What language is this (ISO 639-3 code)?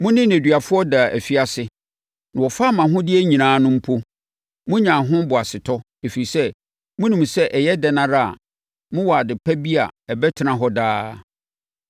aka